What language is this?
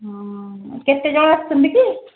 Odia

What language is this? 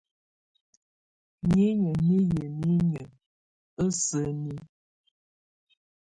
Tunen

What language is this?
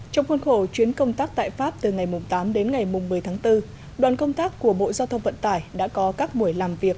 Vietnamese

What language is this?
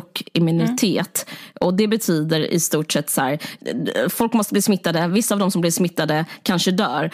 Swedish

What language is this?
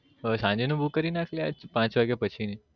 Gujarati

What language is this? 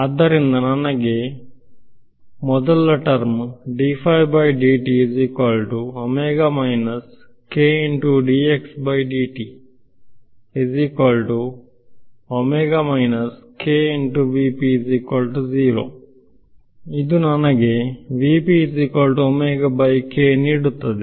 Kannada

